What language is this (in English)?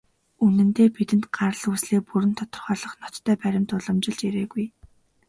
Mongolian